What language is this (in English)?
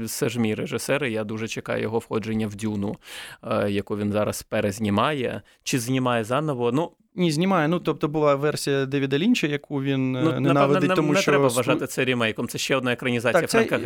Ukrainian